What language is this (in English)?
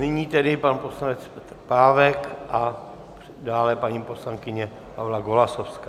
Czech